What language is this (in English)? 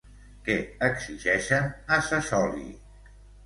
Catalan